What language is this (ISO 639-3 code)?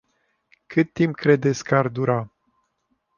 ron